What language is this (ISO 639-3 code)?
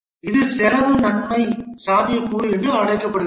tam